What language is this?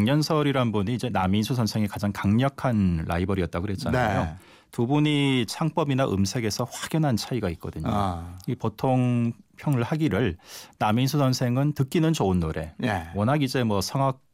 Korean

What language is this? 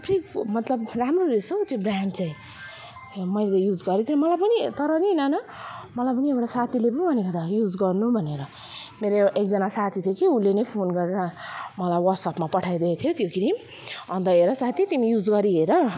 Nepali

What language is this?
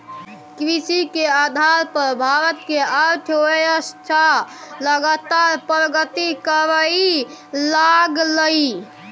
Maithili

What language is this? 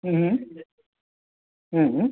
Sindhi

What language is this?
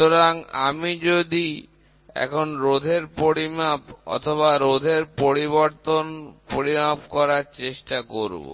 Bangla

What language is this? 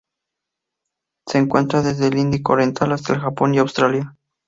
Spanish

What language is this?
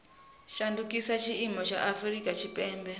Venda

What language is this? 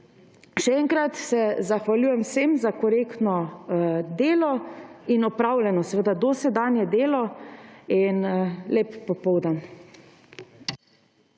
Slovenian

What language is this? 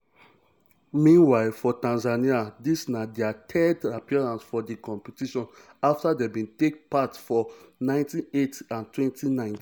Nigerian Pidgin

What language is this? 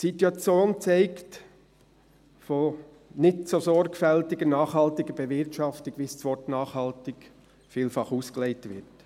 Swiss German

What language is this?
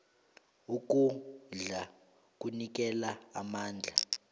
South Ndebele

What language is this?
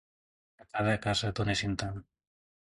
Catalan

